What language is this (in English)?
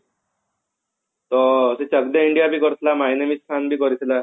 Odia